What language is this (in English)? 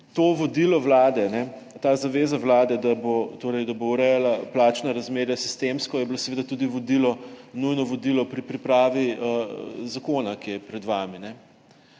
Slovenian